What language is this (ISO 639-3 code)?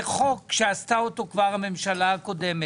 heb